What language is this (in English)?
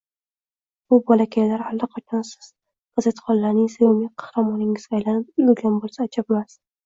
Uzbek